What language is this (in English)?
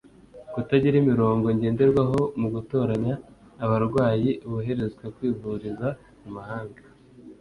Kinyarwanda